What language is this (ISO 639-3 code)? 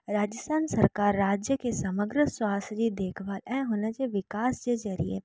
snd